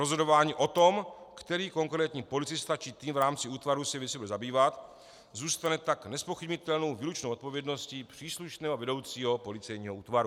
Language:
Czech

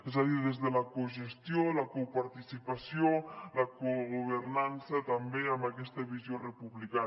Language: Catalan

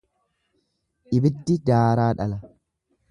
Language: Oromo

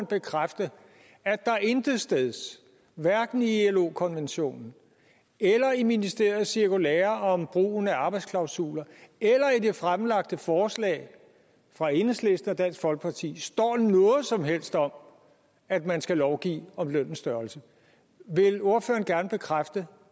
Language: Danish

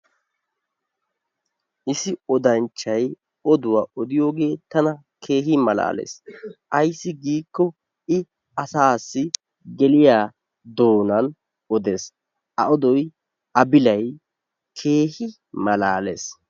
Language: Wolaytta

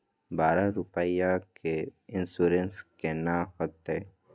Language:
Maithili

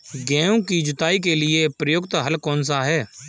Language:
Hindi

